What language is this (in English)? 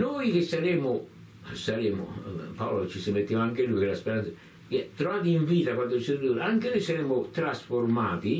Italian